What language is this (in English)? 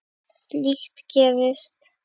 Icelandic